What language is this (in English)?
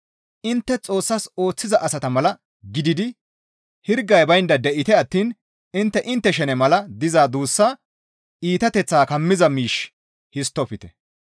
Gamo